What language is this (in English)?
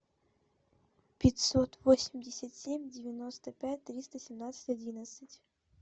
Russian